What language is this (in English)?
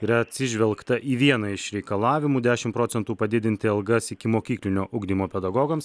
Lithuanian